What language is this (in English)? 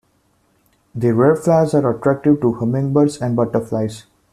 English